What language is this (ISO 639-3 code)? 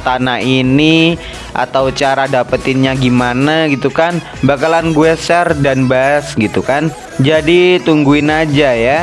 ind